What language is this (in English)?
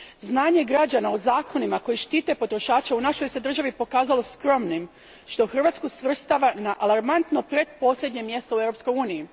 Croatian